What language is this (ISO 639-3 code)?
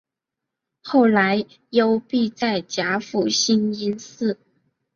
zho